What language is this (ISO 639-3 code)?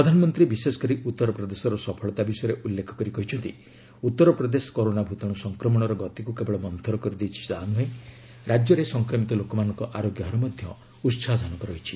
ori